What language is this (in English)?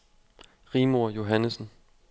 Danish